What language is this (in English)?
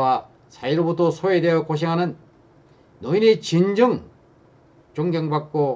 Korean